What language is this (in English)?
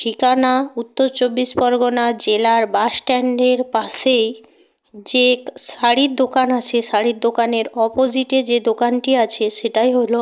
Bangla